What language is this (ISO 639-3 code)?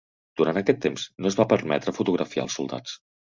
cat